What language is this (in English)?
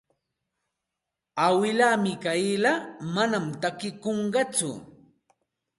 Santa Ana de Tusi Pasco Quechua